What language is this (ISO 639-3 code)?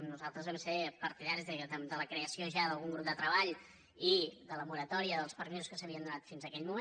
cat